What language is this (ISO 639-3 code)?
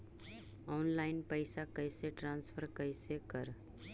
mag